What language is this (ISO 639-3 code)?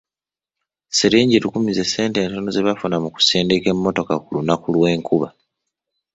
lug